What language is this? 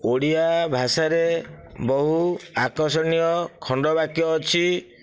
Odia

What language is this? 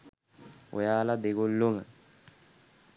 Sinhala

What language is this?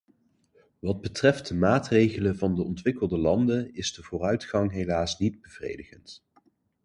Dutch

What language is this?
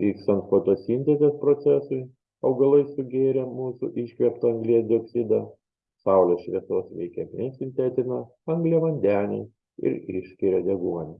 Lithuanian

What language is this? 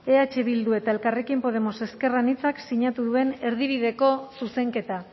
Basque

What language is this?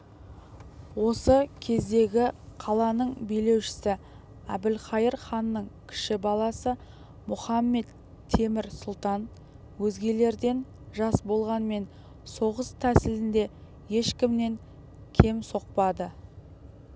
Kazakh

